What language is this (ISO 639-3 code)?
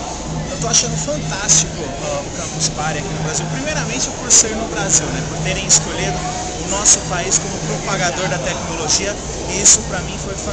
por